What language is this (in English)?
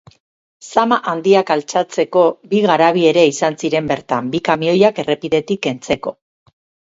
Basque